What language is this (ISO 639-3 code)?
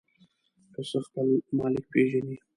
pus